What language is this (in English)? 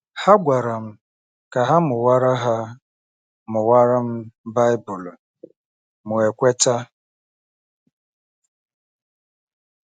Igbo